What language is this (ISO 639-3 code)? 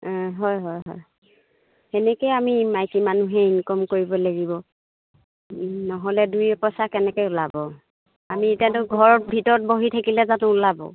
asm